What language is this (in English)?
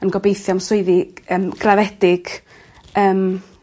Welsh